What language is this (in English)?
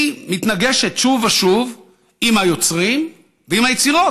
Hebrew